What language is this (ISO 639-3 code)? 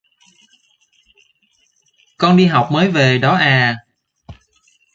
vie